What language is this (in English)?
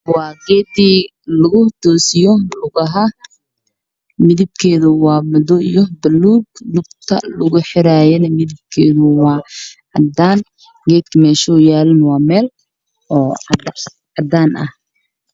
Somali